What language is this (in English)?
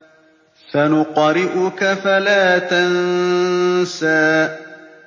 Arabic